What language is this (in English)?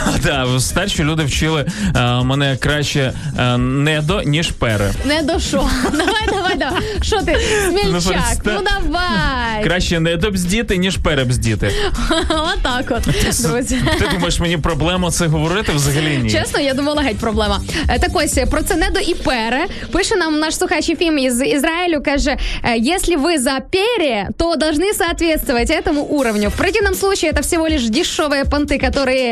Ukrainian